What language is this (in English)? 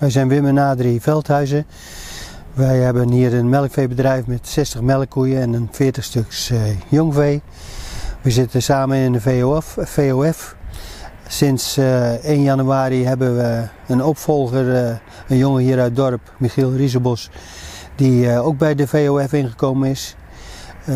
Dutch